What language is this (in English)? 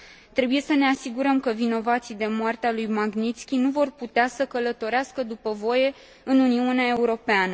Romanian